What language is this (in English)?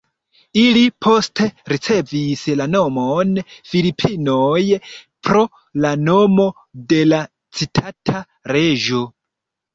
Esperanto